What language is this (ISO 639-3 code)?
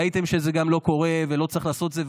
heb